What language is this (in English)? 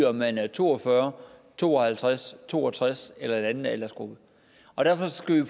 Danish